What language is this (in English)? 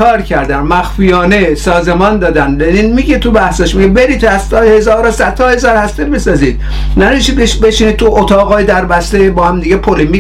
Persian